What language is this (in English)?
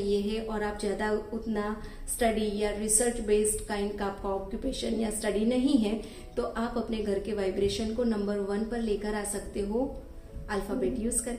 Hindi